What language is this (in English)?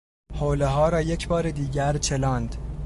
Persian